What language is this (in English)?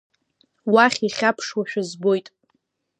Abkhazian